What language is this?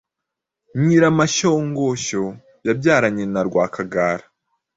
Kinyarwanda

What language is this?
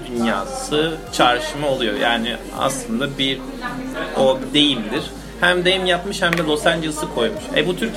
Turkish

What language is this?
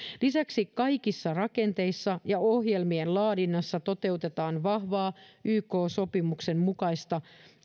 Finnish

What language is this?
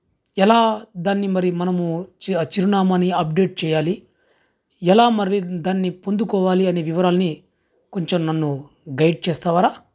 Telugu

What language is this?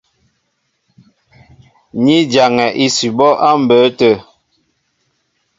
Mbo (Cameroon)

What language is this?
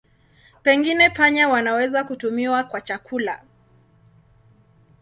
Swahili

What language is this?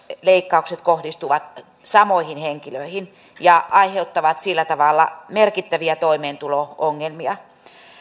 Finnish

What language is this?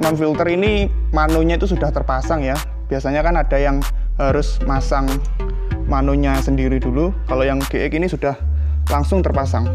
Indonesian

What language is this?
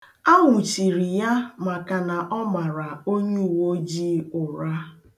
Igbo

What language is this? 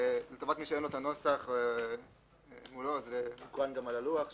Hebrew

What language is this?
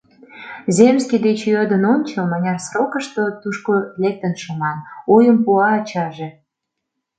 Mari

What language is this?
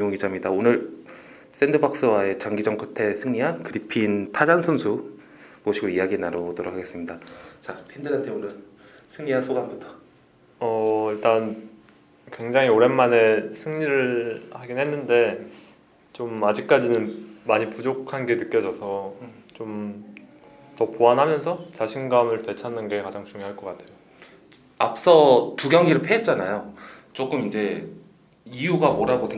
Korean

